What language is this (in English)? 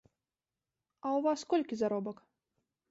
Belarusian